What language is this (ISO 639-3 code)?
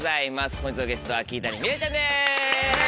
jpn